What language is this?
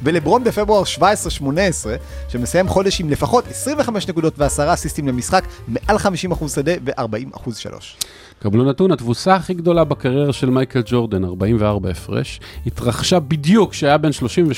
Hebrew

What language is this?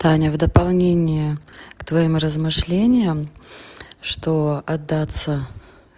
Russian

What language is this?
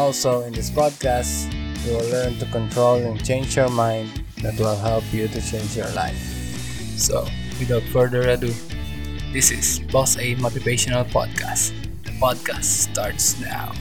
Filipino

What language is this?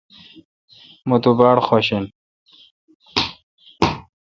Kalkoti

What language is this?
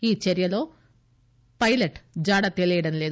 Telugu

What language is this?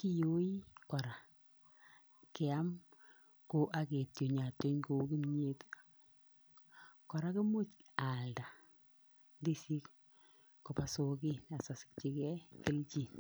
Kalenjin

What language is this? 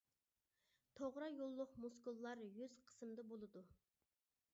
Uyghur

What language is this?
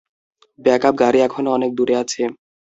Bangla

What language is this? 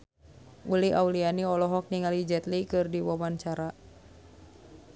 Sundanese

